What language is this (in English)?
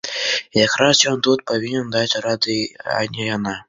Belarusian